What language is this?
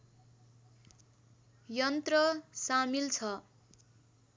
Nepali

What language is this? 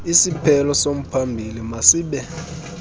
Xhosa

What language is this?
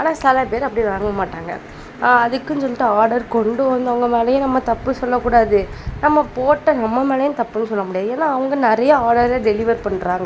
Tamil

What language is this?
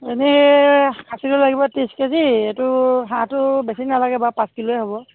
Assamese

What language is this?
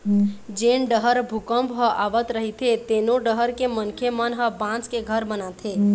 Chhattisgarhi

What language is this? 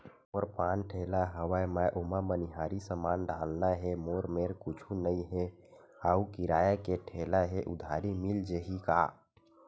Chhattisgarhi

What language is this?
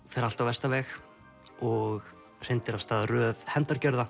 Icelandic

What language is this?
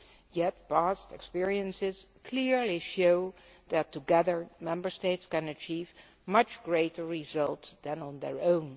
English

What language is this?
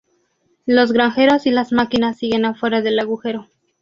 Spanish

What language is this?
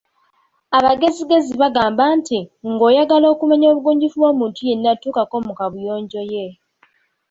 Ganda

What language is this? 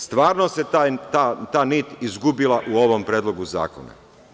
Serbian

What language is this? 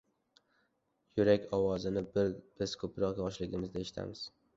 Uzbek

